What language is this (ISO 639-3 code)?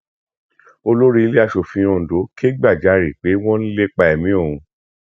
yor